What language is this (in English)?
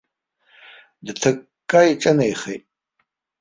Abkhazian